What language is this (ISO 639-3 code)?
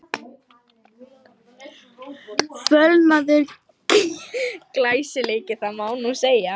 isl